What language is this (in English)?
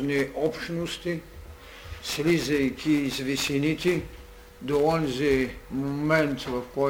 Bulgarian